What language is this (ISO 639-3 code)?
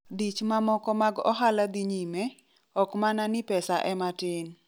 luo